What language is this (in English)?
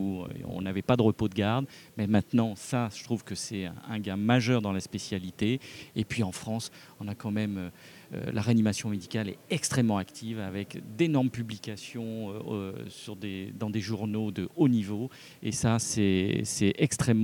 French